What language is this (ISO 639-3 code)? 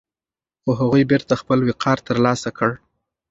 pus